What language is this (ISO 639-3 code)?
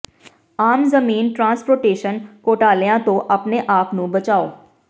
pan